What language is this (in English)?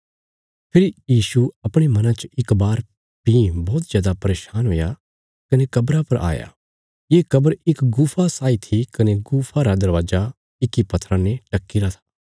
Bilaspuri